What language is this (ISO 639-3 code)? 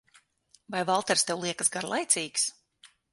lav